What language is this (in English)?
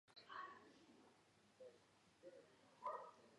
Georgian